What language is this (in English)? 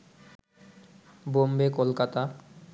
Bangla